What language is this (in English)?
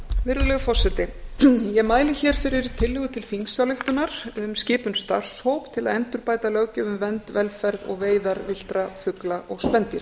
Icelandic